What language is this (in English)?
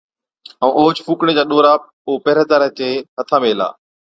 Od